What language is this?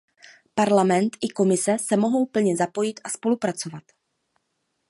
Czech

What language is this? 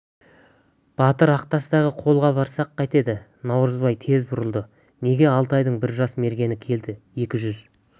Kazakh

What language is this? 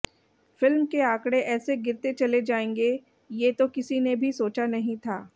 Hindi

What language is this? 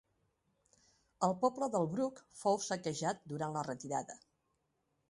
Catalan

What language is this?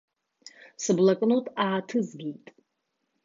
Abkhazian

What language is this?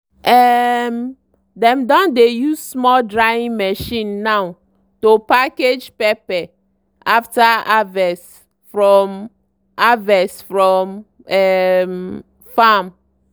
Nigerian Pidgin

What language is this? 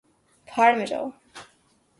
Urdu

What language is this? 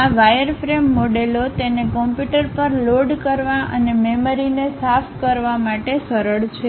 Gujarati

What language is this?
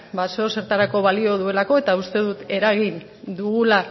Basque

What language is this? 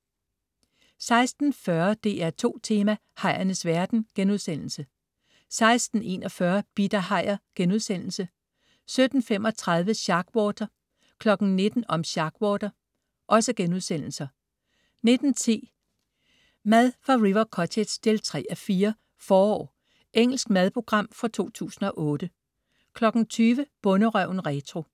Danish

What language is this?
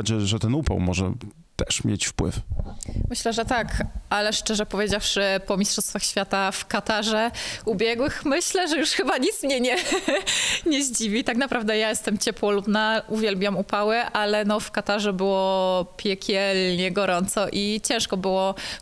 Polish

